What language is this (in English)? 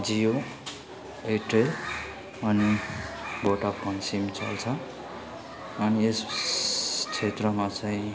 Nepali